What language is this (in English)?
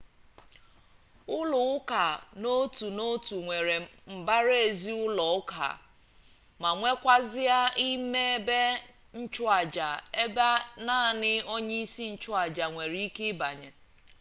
Igbo